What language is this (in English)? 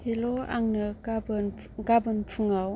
Bodo